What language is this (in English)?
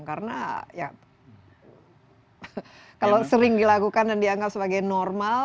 Indonesian